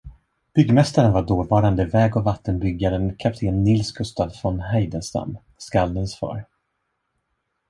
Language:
Swedish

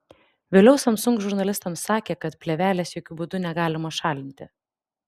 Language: Lithuanian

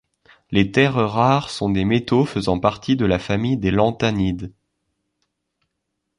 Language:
French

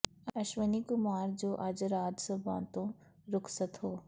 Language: Punjabi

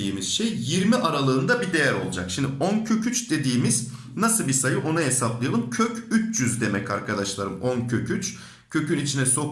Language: Turkish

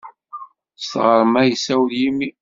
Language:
Kabyle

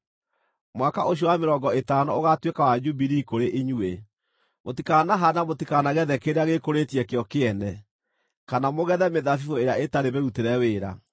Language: Kikuyu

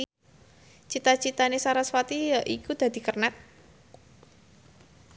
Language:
Javanese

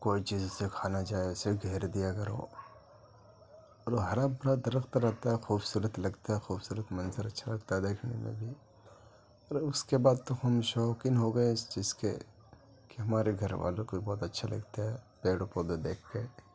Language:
Urdu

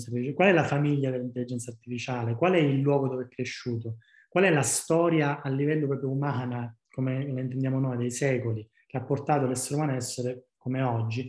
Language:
Italian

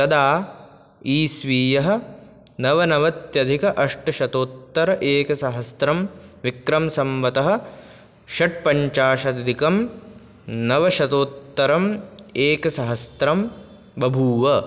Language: Sanskrit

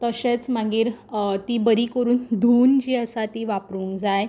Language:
Konkani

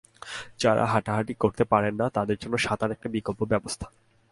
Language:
Bangla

